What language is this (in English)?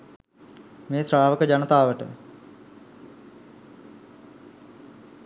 Sinhala